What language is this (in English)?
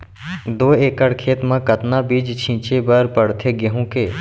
Chhattisgarhi